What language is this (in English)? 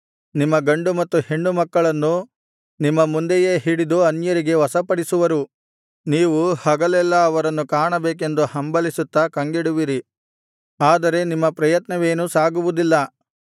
Kannada